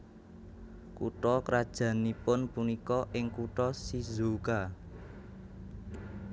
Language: Javanese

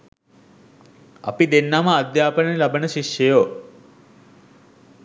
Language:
Sinhala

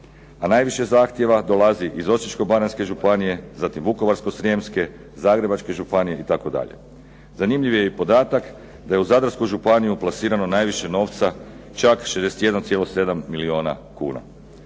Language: Croatian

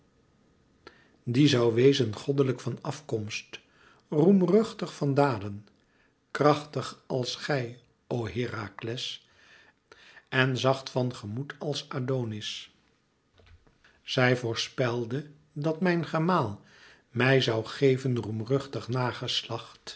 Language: Dutch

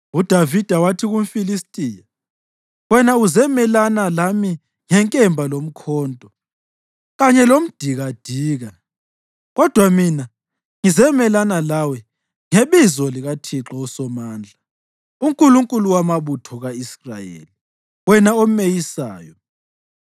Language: North Ndebele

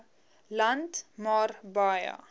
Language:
Afrikaans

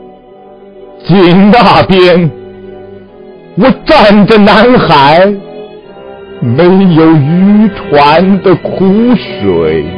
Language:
Chinese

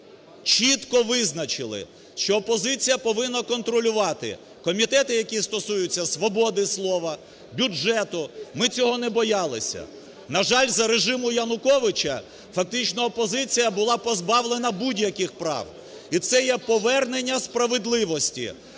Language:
Ukrainian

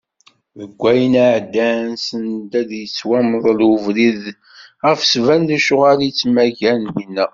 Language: Kabyle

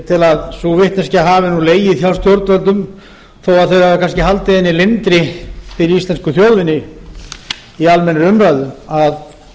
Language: Icelandic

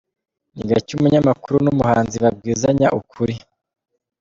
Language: Kinyarwanda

